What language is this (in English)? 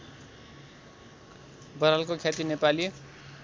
Nepali